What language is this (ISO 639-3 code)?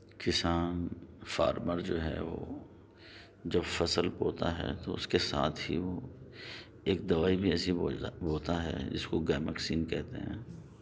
urd